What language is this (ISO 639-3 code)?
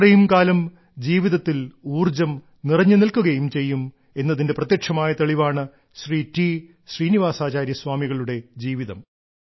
mal